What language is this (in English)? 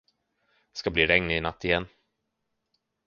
Swedish